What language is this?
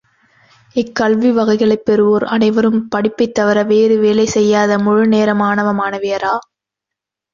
Tamil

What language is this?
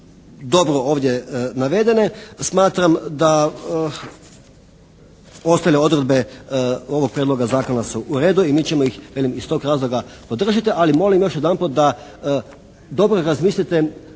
Croatian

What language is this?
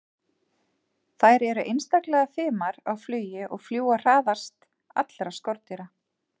Icelandic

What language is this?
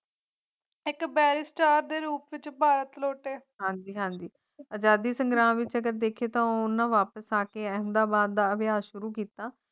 Punjabi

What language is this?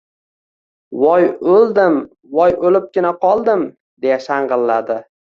Uzbek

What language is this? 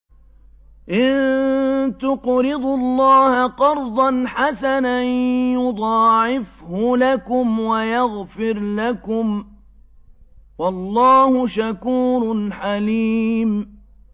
Arabic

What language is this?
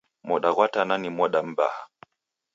Taita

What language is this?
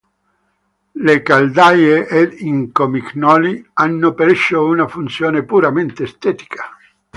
Italian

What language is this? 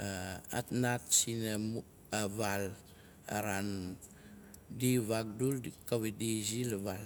Nalik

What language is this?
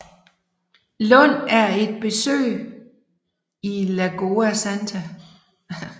Danish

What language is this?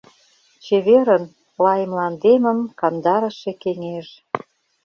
Mari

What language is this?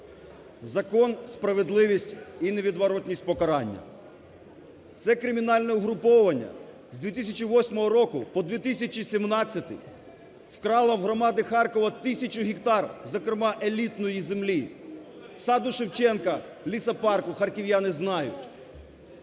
Ukrainian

